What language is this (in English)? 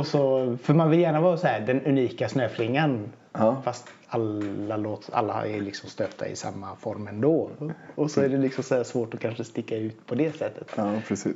Swedish